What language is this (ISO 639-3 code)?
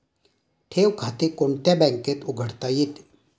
mar